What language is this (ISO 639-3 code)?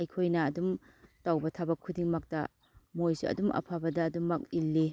mni